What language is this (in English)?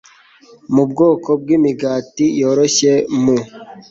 Kinyarwanda